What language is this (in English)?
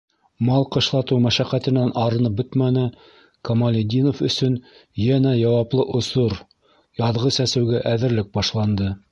Bashkir